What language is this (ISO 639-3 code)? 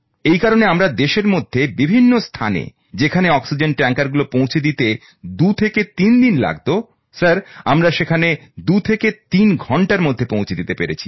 ben